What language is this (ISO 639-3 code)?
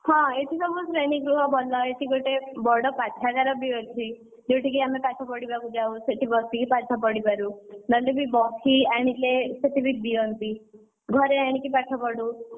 ori